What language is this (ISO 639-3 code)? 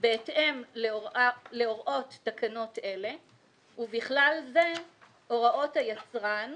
heb